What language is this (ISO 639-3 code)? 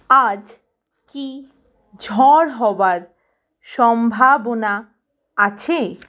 ben